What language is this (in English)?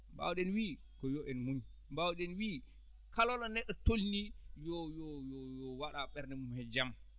Fula